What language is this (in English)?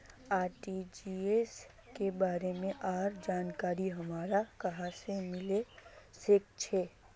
Magahi